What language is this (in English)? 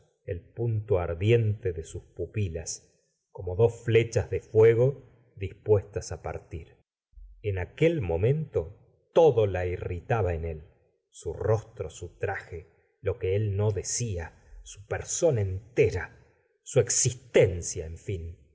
Spanish